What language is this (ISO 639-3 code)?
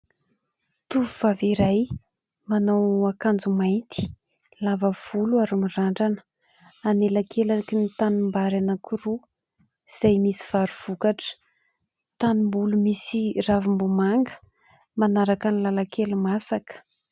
mlg